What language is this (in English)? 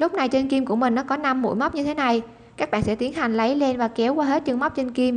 Vietnamese